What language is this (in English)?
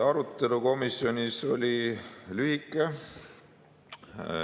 Estonian